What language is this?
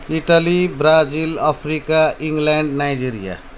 Nepali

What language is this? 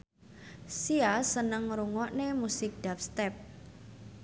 Javanese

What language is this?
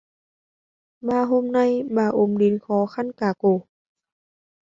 Vietnamese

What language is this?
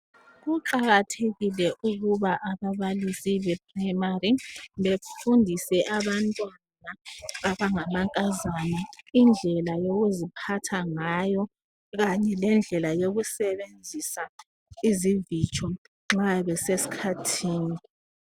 North Ndebele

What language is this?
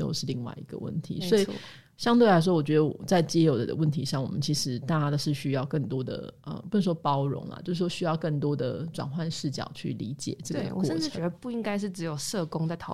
Chinese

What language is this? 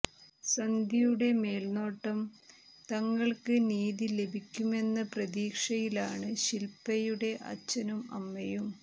Malayalam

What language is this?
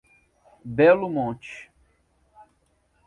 Portuguese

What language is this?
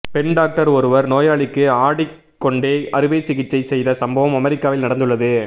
Tamil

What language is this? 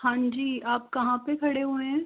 Hindi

